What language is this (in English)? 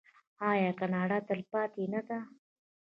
Pashto